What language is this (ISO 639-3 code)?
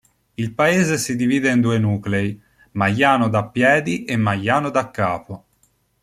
ita